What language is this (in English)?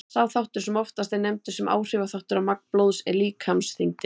Icelandic